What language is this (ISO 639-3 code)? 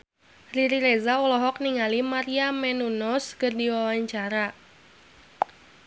sun